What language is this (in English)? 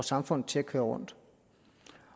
Danish